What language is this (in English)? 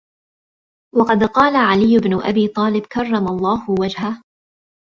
Arabic